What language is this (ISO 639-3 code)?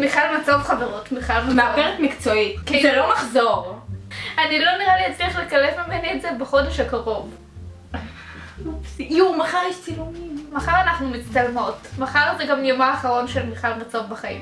heb